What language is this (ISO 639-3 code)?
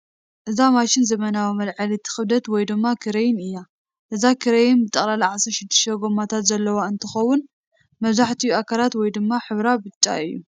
tir